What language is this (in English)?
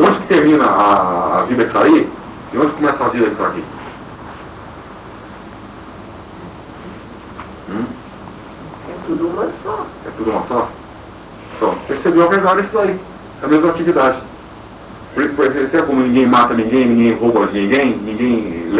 Portuguese